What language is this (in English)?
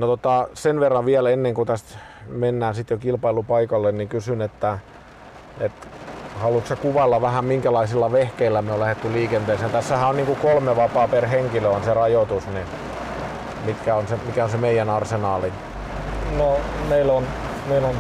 Finnish